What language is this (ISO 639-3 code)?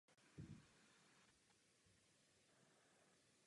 ces